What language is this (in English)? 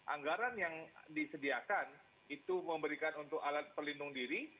Indonesian